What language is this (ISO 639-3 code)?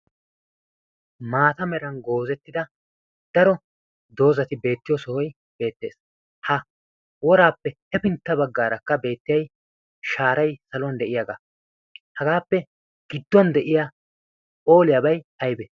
wal